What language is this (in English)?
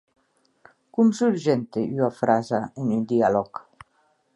Occitan